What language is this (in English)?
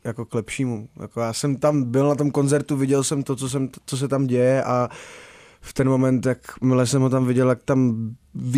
Czech